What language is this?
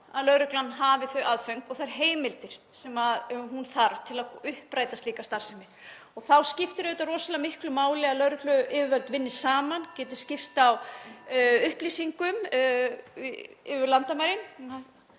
Icelandic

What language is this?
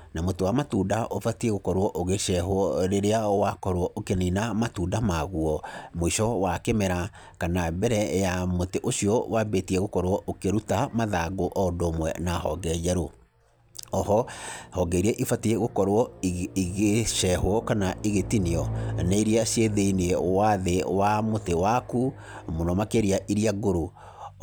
Kikuyu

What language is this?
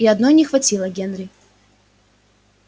Russian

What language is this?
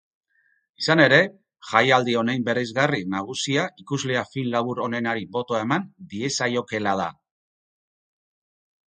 Basque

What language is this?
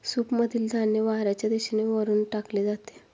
Marathi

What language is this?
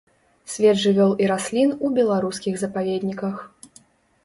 Belarusian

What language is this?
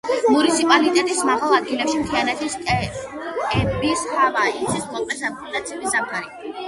Georgian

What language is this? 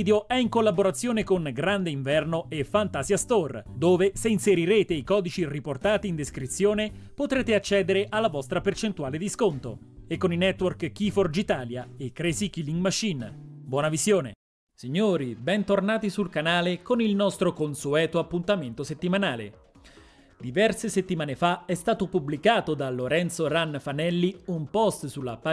Italian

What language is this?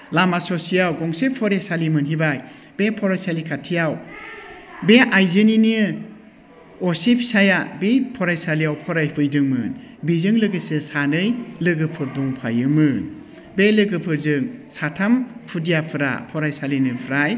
Bodo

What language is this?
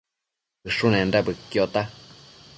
Matsés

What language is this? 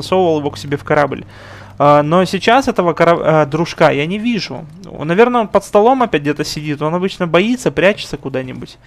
Russian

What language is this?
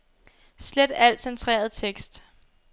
Danish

